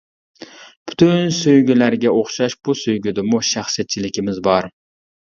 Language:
Uyghur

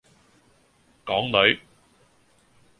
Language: Cantonese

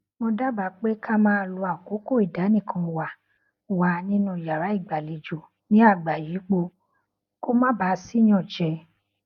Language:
Yoruba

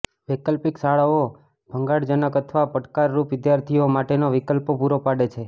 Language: Gujarati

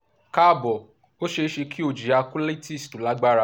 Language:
Yoruba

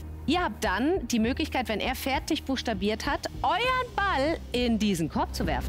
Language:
German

